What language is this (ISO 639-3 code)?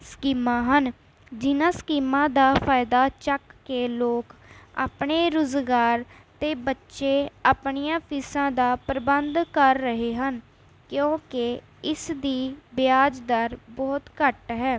pan